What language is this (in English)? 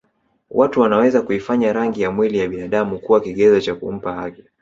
Swahili